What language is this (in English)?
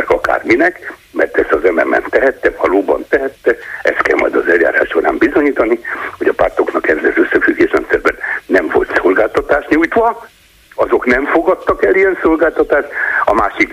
Hungarian